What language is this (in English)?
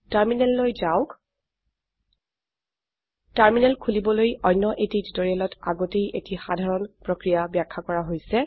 Assamese